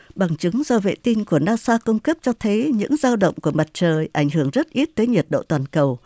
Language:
Vietnamese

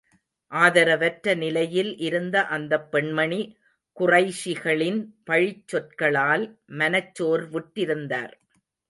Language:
Tamil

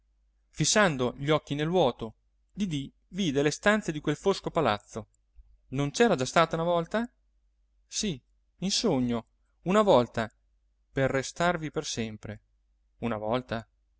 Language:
Italian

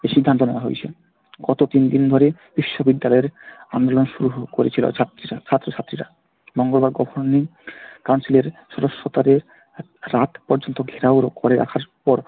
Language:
Bangla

